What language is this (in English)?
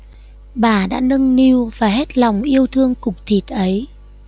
Vietnamese